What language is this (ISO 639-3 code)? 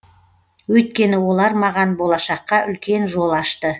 kaz